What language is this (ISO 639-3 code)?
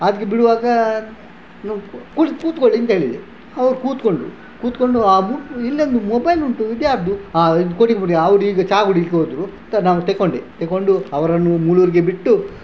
kan